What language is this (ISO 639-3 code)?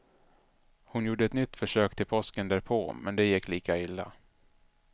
swe